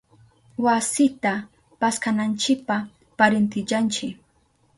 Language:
Southern Pastaza Quechua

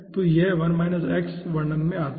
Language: Hindi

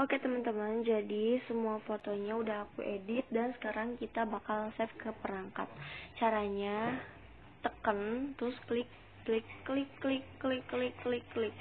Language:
Indonesian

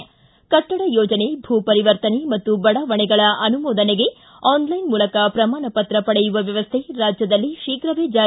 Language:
Kannada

